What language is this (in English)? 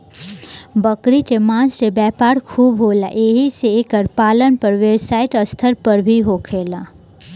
Bhojpuri